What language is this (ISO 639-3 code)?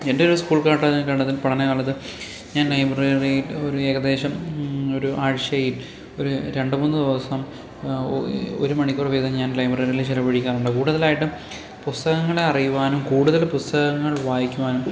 mal